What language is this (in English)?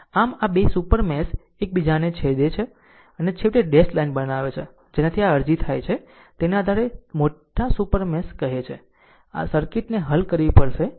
Gujarati